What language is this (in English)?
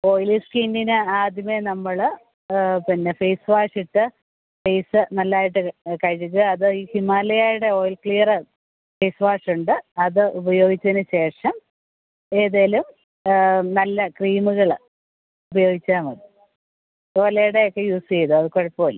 Malayalam